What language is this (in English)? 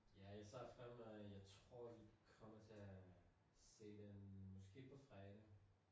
Danish